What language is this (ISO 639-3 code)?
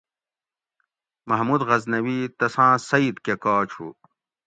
gwc